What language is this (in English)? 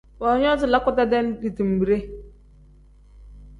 Tem